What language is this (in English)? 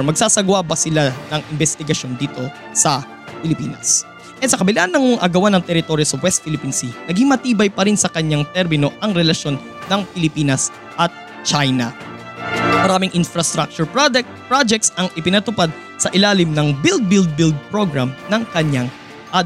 Filipino